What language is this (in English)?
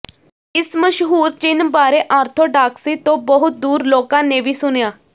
Punjabi